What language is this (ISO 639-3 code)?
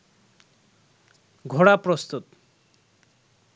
ben